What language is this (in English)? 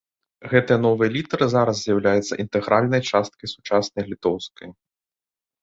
Belarusian